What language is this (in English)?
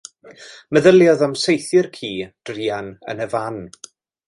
Welsh